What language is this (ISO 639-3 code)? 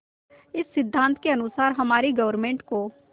hin